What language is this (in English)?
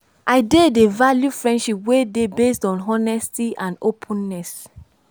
Nigerian Pidgin